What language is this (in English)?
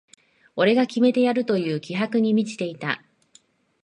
Japanese